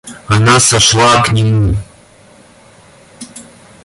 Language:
Russian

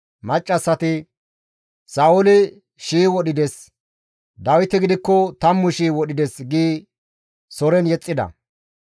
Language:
Gamo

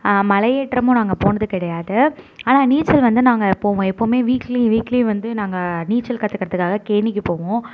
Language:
Tamil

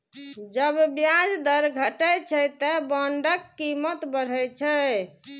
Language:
Maithili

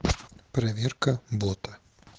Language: Russian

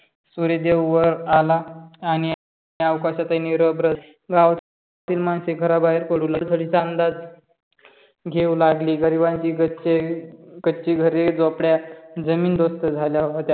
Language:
Marathi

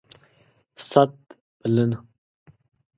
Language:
Pashto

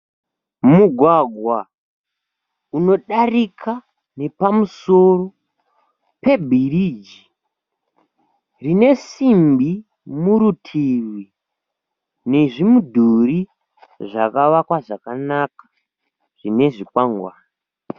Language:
Shona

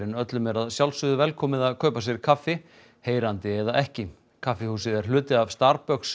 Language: Icelandic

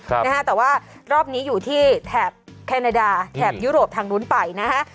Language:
Thai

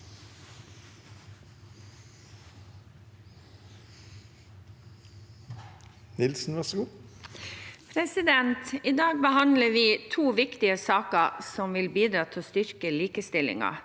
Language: Norwegian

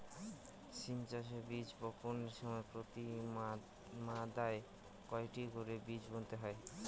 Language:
Bangla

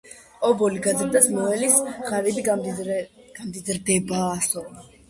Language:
Georgian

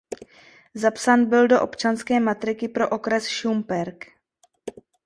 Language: Czech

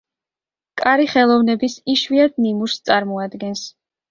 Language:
Georgian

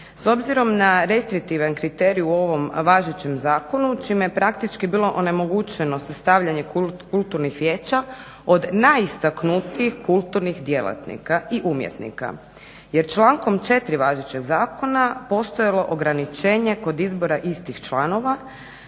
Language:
Croatian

